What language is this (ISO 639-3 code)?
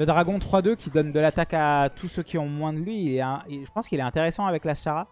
fra